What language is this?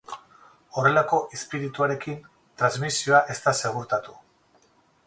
Basque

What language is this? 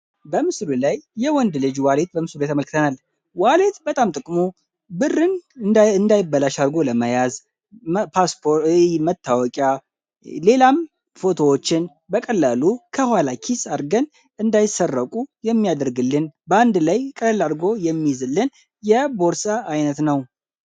Amharic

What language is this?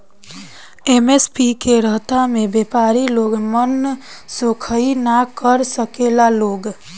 Bhojpuri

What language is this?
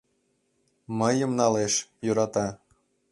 Mari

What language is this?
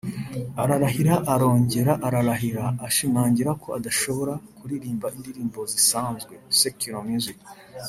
Kinyarwanda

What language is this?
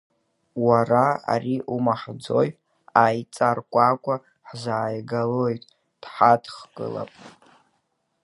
Abkhazian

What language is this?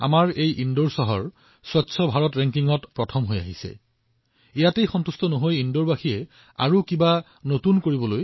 Assamese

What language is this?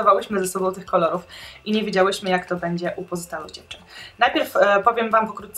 Polish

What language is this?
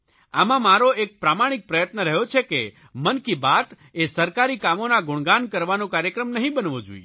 Gujarati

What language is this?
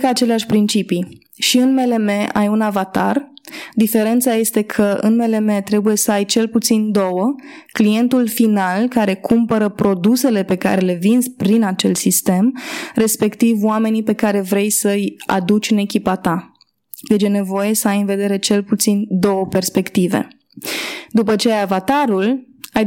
Romanian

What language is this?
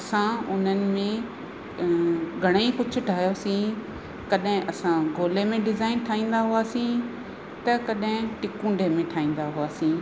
Sindhi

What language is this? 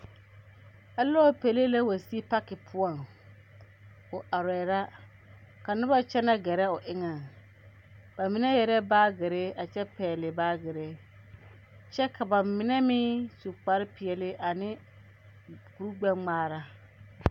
Southern Dagaare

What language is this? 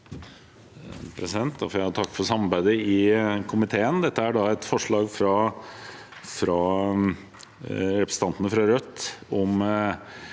Norwegian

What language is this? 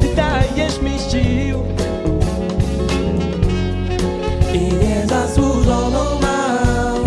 Dutch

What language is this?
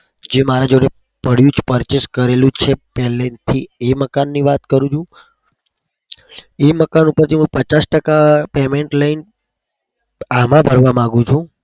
Gujarati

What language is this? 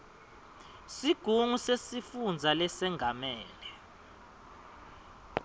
Swati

